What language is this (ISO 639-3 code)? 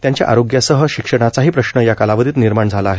mar